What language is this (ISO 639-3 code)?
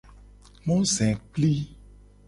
gej